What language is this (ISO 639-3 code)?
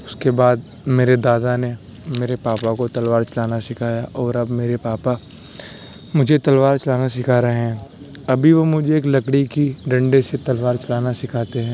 urd